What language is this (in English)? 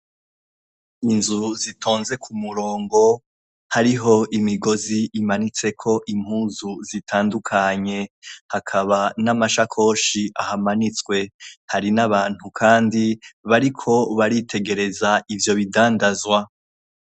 Rundi